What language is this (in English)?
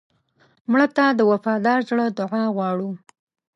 Pashto